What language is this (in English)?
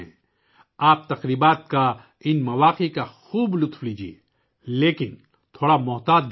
Urdu